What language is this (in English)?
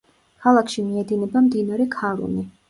Georgian